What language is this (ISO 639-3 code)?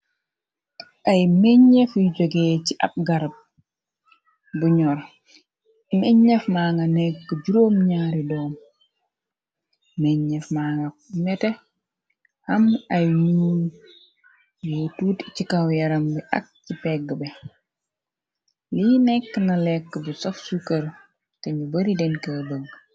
wol